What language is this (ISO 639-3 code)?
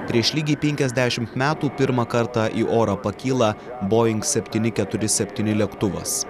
lit